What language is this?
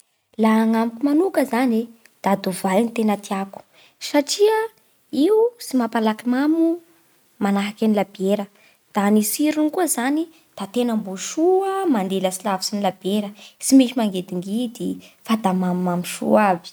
Bara Malagasy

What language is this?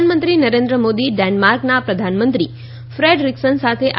Gujarati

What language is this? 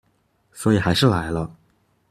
Chinese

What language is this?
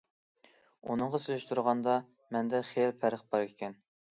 Uyghur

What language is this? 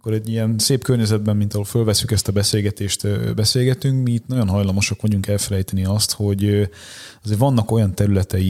Hungarian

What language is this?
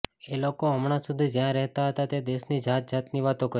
Gujarati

